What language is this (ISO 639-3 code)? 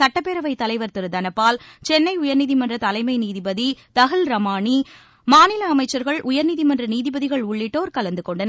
tam